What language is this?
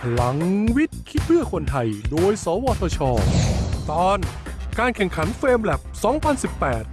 Thai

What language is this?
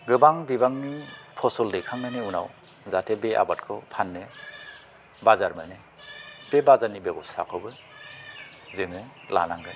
Bodo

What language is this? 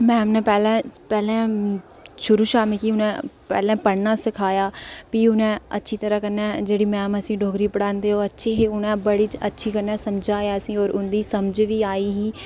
Dogri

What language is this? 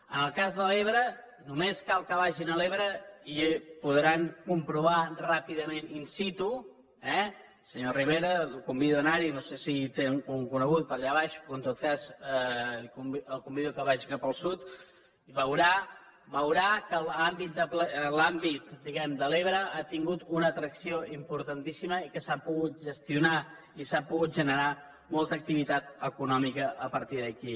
Catalan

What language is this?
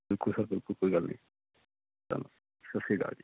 Punjabi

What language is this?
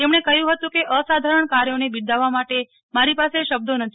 Gujarati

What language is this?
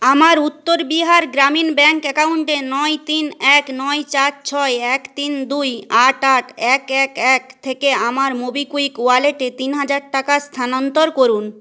Bangla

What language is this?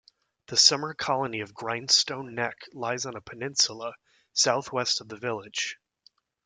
English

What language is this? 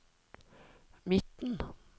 Norwegian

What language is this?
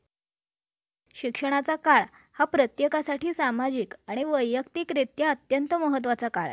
Marathi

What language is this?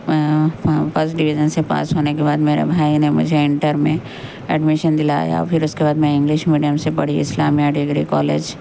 Urdu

